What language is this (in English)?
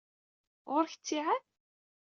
Kabyle